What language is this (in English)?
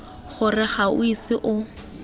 Tswana